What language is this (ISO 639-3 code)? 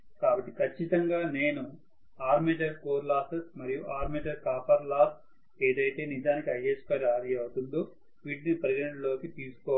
tel